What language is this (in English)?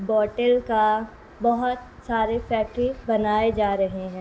Urdu